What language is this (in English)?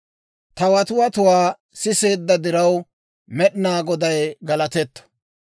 Dawro